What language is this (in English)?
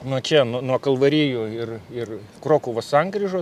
Lithuanian